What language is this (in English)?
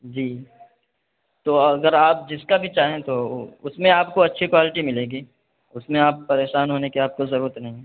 Urdu